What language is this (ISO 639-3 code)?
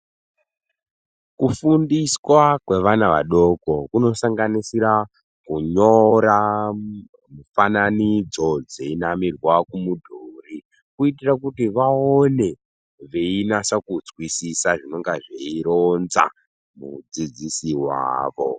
ndc